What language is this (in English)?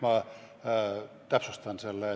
Estonian